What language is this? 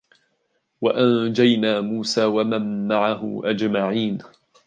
Arabic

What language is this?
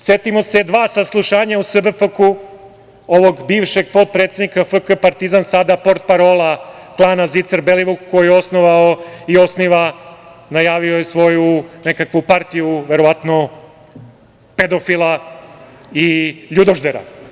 Serbian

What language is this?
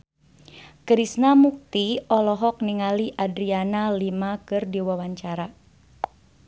Sundanese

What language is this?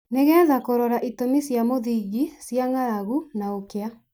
Kikuyu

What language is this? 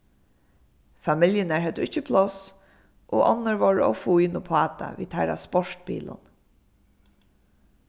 Faroese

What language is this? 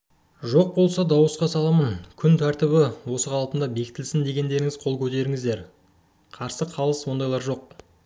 Kazakh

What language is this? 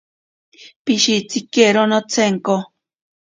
Ashéninka Perené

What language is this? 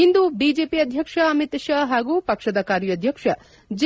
Kannada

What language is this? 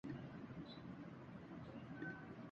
Urdu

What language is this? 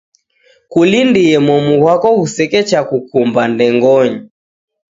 Taita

